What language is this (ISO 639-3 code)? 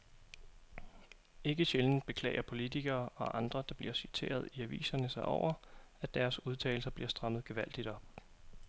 dan